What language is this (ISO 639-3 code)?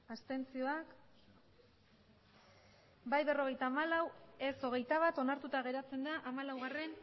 eus